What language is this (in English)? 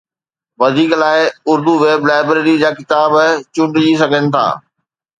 Sindhi